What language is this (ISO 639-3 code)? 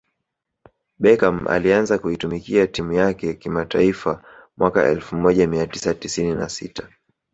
swa